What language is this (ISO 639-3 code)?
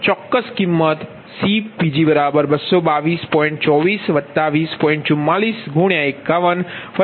guj